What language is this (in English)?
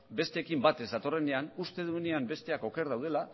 Basque